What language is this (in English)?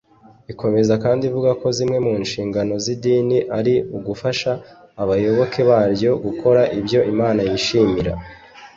Kinyarwanda